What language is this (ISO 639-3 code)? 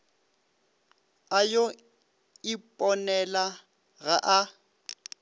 nso